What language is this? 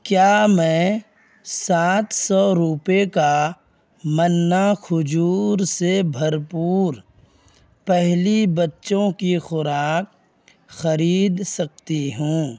Urdu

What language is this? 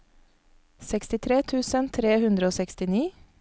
Norwegian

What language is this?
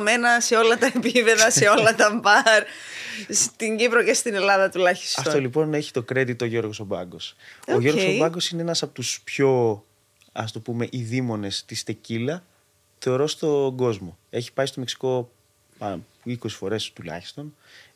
Greek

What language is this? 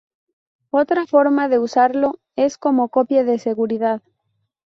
Spanish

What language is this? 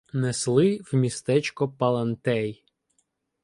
Ukrainian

